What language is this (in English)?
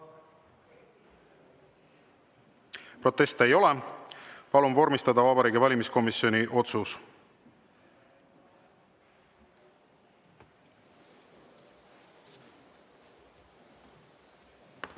Estonian